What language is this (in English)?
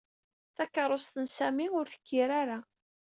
Kabyle